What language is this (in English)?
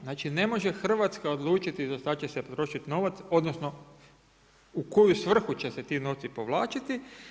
Croatian